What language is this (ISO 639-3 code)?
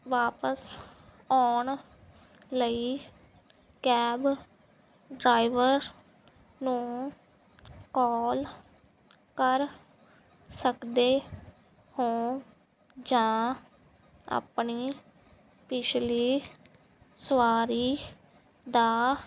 pan